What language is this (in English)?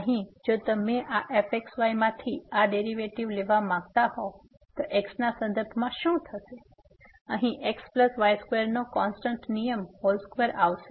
Gujarati